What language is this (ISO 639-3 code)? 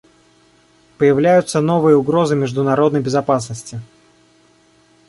rus